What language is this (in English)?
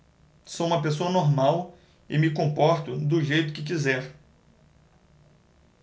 Portuguese